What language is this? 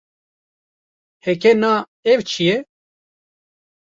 Kurdish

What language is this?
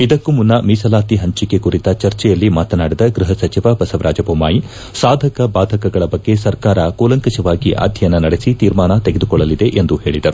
Kannada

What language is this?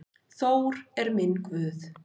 Icelandic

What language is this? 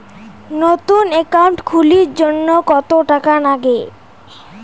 Bangla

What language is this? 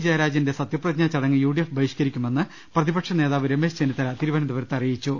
Malayalam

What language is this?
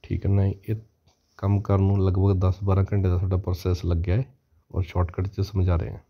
Hindi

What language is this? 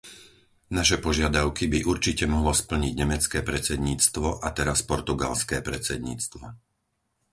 Slovak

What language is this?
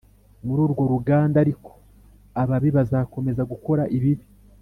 Kinyarwanda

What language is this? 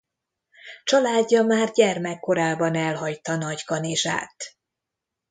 Hungarian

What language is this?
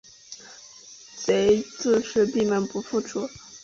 Chinese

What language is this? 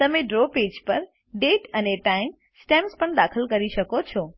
Gujarati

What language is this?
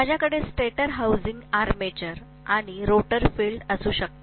Marathi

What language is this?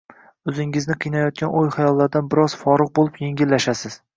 Uzbek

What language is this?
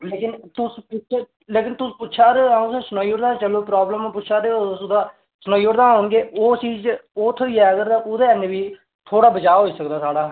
Dogri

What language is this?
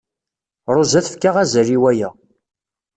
Kabyle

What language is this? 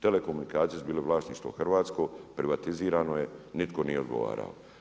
Croatian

